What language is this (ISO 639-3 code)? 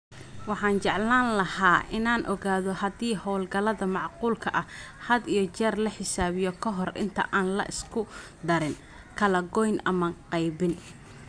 som